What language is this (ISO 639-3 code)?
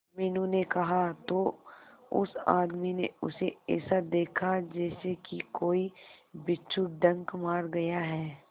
hin